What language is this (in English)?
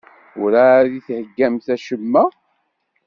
Kabyle